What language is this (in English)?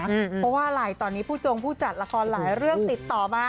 Thai